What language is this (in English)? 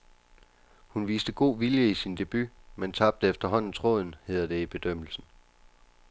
Danish